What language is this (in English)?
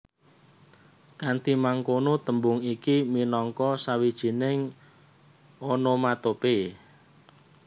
Javanese